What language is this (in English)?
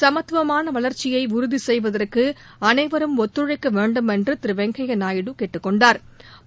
Tamil